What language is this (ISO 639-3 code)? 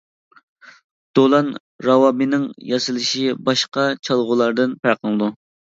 uig